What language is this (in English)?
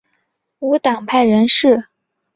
Chinese